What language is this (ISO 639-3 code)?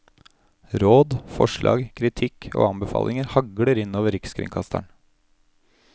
nor